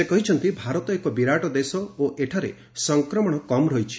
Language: Odia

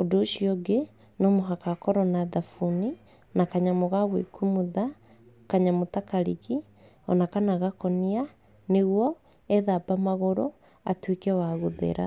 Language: Kikuyu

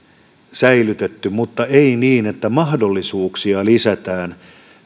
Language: Finnish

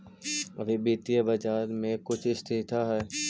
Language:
Magahi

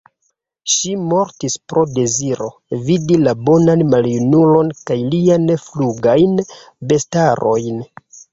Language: Esperanto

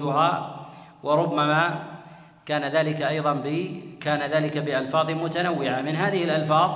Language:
Arabic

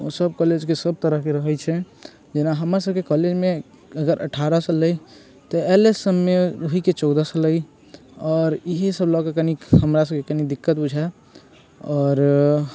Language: Maithili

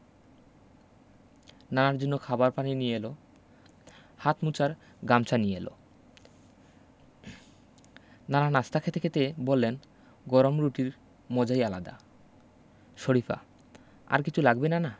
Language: Bangla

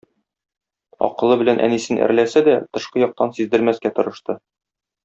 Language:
Tatar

